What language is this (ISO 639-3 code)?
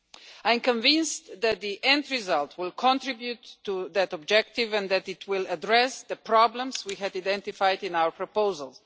eng